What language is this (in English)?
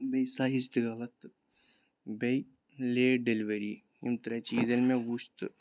Kashmiri